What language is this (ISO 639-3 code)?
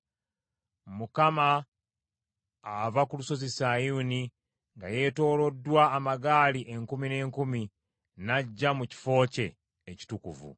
lug